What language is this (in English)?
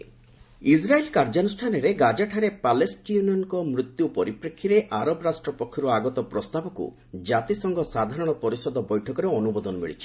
Odia